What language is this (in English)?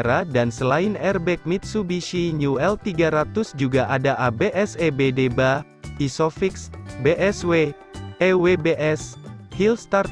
Indonesian